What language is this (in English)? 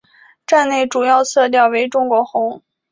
Chinese